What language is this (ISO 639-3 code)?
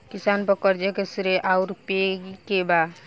bho